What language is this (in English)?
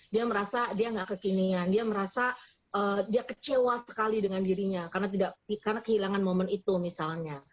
Indonesian